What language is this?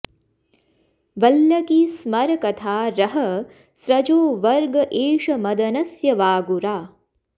Sanskrit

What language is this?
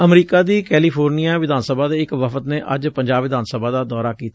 Punjabi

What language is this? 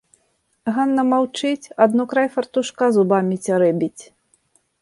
Belarusian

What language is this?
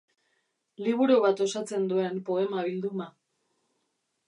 Basque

